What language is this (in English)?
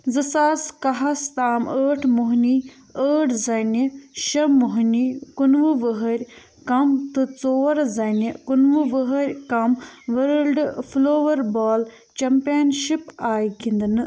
Kashmiri